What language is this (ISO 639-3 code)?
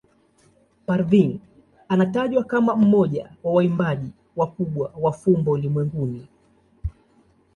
swa